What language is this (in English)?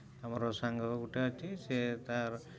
Odia